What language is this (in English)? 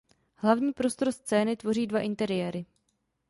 Czech